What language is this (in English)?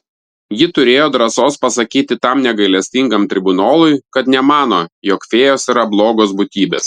Lithuanian